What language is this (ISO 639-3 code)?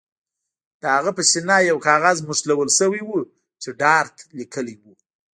pus